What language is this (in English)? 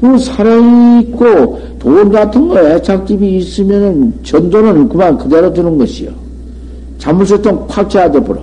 Korean